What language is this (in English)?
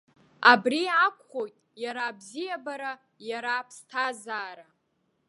Abkhazian